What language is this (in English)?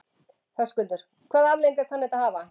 Icelandic